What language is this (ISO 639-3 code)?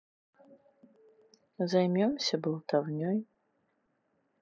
rus